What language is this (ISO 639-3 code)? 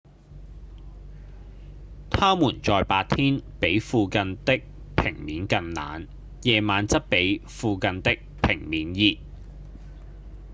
yue